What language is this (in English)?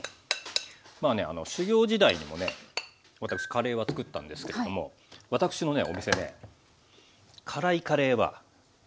Japanese